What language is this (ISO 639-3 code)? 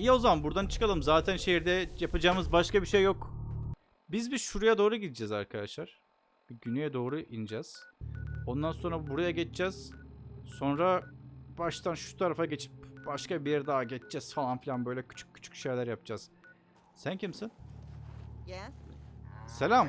tur